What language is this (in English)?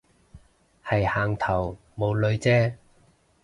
Cantonese